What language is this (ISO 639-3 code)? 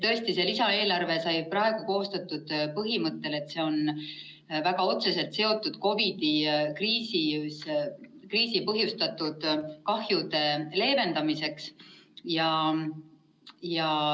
est